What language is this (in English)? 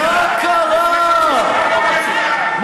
Hebrew